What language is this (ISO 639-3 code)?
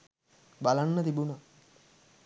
sin